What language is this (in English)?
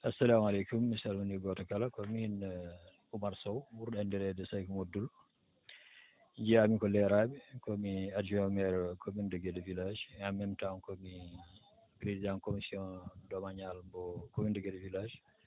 Fula